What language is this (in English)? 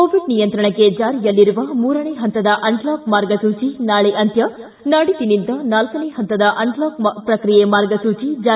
Kannada